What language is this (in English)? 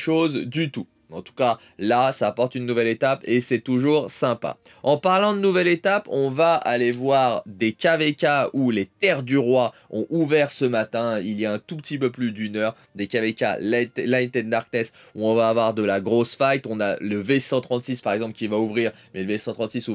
French